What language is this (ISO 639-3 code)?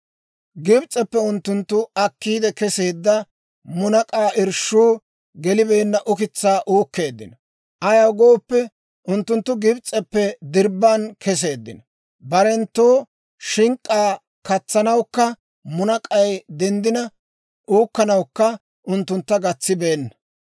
dwr